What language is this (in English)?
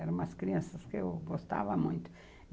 Portuguese